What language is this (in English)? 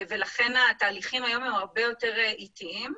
Hebrew